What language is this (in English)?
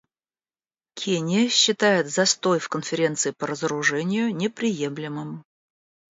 Russian